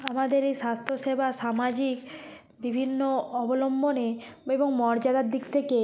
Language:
Bangla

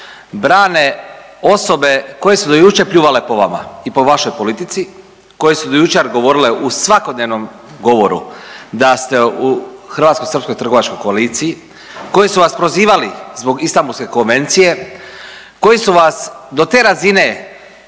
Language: Croatian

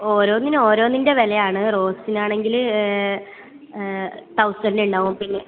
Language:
Malayalam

